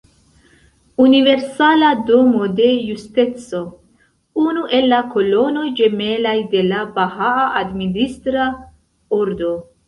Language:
Esperanto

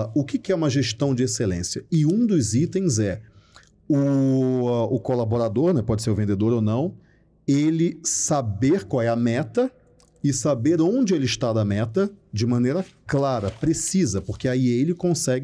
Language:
Portuguese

